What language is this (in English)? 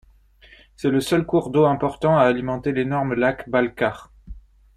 French